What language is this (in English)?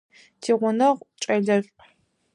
Adyghe